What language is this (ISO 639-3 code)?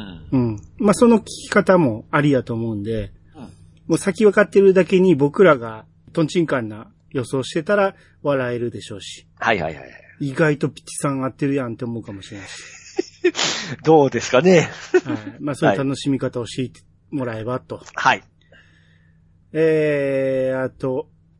jpn